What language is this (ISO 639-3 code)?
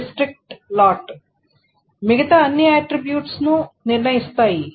tel